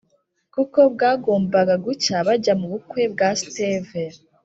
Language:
Kinyarwanda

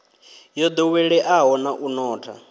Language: Venda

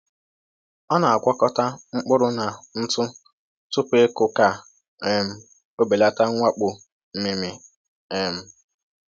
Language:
Igbo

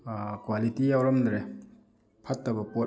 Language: Manipuri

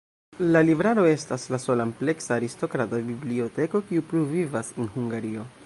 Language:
Esperanto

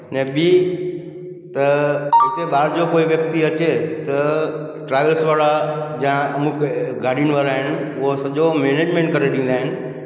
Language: Sindhi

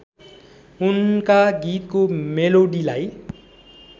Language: Nepali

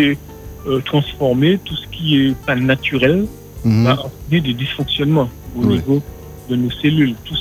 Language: French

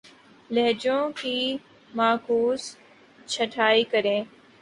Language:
Urdu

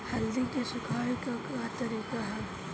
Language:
Bhojpuri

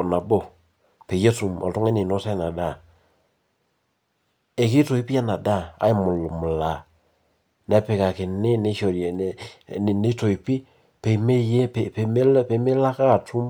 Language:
Masai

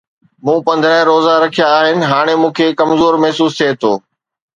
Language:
Sindhi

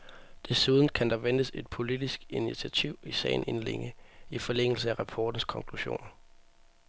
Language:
Danish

